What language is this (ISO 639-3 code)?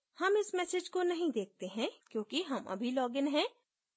hin